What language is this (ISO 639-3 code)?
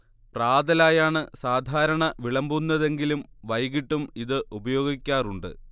mal